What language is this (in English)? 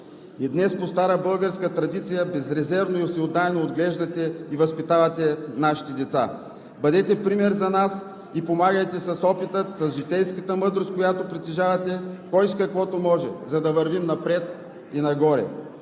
Bulgarian